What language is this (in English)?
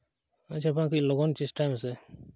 Santali